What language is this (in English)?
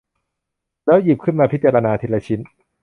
Thai